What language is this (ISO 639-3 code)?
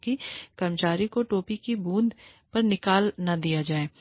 hin